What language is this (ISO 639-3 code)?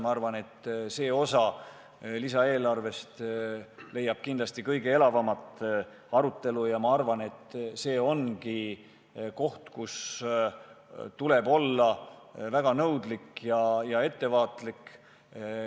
est